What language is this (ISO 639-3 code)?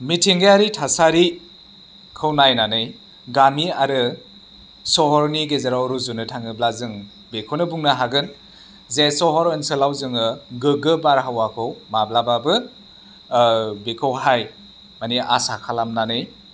brx